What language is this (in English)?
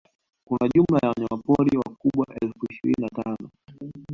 Swahili